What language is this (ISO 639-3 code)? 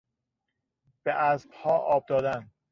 fas